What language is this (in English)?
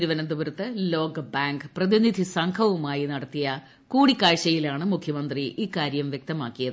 Malayalam